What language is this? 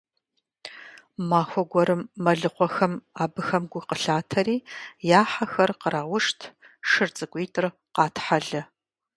Kabardian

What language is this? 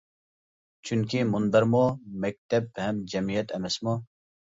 Uyghur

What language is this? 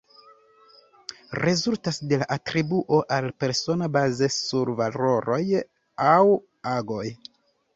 Esperanto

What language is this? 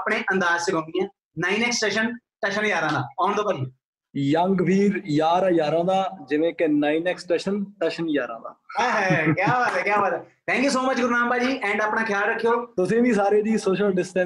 Punjabi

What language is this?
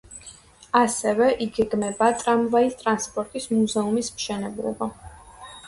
Georgian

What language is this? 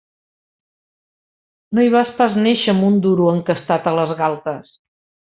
Catalan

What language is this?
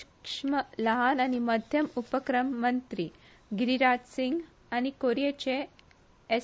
Konkani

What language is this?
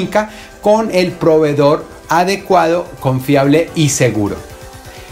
Spanish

